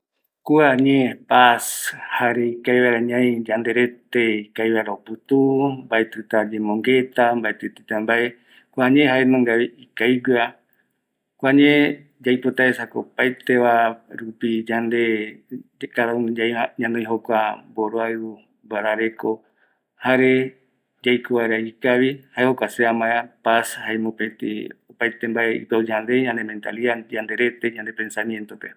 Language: Eastern Bolivian Guaraní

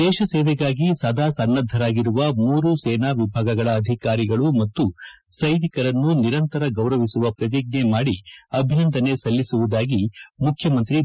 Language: Kannada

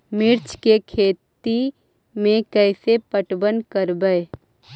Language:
Magahi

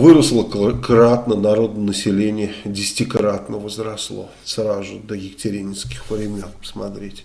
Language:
Russian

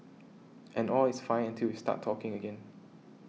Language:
English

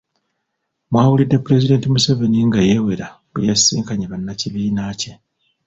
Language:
Ganda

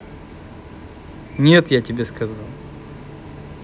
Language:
Russian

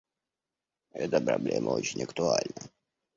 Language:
Russian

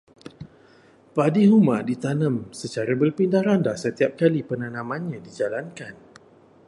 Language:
Malay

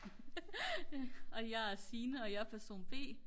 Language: Danish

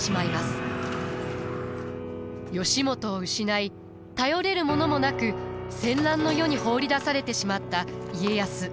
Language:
Japanese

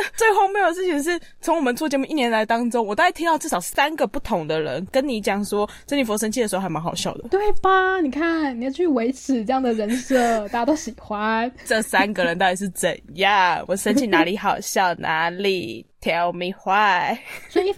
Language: Chinese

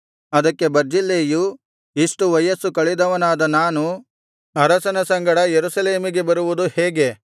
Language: Kannada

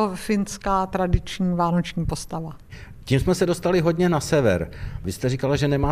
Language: Czech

